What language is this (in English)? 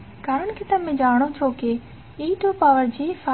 Gujarati